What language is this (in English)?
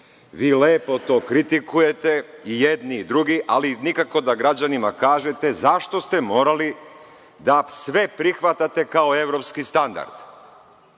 Serbian